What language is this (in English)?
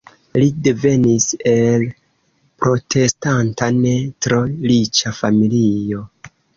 Esperanto